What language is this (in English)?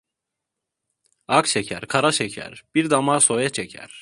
Turkish